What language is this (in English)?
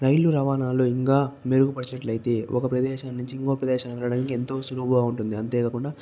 Telugu